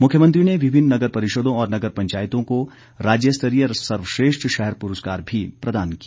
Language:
Hindi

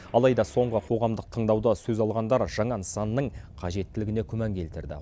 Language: Kazakh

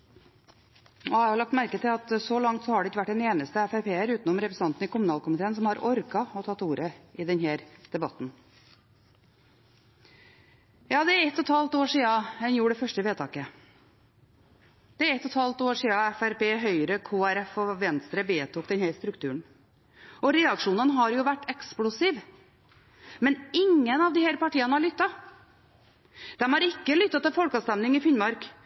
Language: Norwegian Bokmål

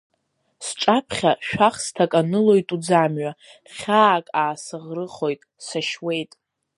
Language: Abkhazian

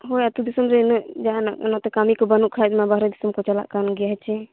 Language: Santali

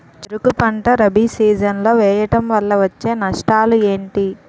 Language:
Telugu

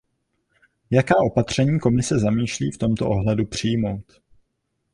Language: Czech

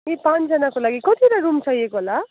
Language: Nepali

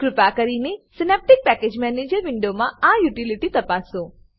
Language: Gujarati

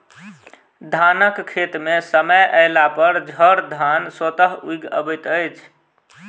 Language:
Maithili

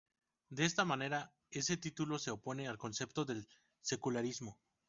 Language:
Spanish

